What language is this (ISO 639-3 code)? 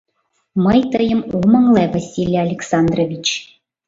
chm